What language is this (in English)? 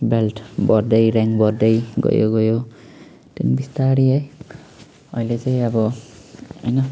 Nepali